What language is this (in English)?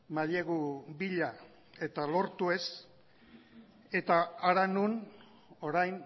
Basque